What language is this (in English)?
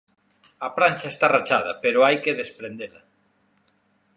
Galician